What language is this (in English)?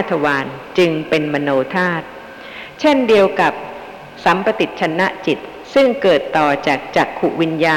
Thai